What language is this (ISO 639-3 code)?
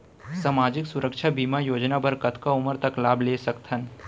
hne